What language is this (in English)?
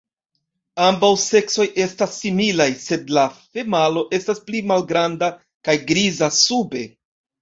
Esperanto